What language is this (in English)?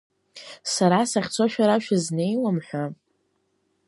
Abkhazian